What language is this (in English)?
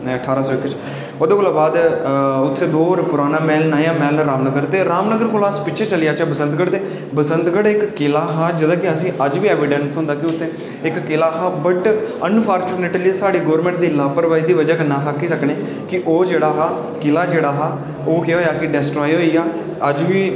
Dogri